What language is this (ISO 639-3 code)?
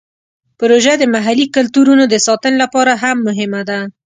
pus